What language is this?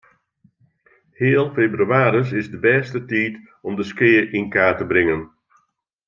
Western Frisian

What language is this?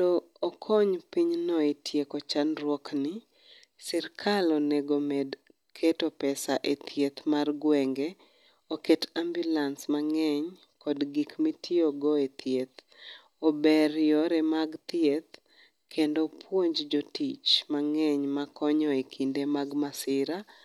Luo (Kenya and Tanzania)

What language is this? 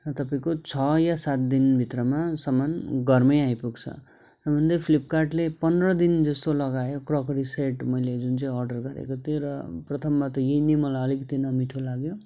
Nepali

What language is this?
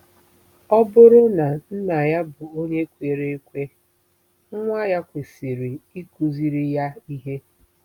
Igbo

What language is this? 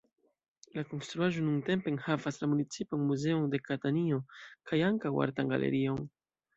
Esperanto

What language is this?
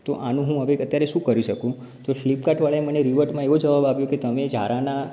Gujarati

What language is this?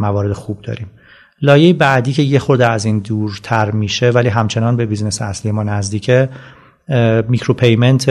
Persian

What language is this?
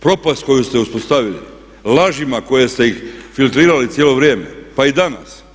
Croatian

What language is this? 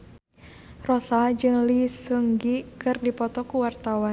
Sundanese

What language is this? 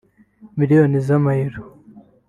Kinyarwanda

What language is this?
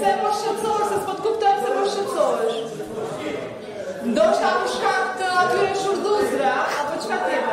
Romanian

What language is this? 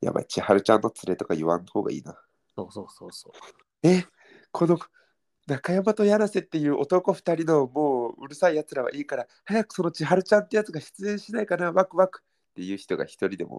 Japanese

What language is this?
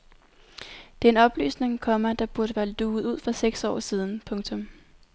Danish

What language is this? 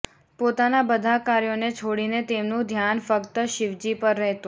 Gujarati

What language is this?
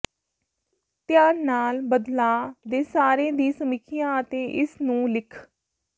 Punjabi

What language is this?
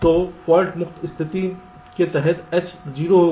Hindi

